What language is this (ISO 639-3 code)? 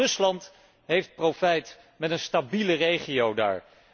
nld